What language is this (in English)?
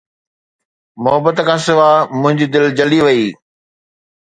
Sindhi